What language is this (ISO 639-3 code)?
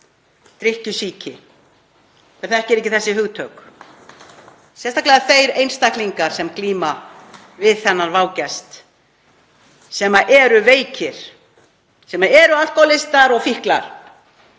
isl